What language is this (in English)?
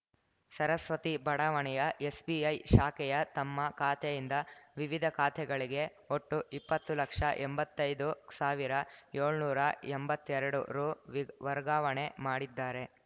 Kannada